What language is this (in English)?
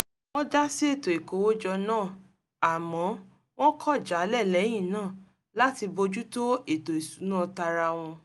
Yoruba